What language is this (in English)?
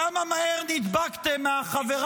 Hebrew